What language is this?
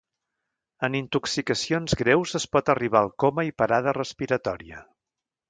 Catalan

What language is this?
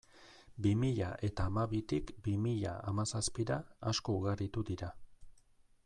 Basque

